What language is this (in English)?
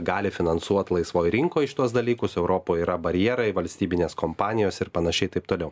Lithuanian